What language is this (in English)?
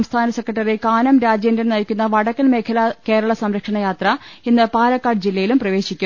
Malayalam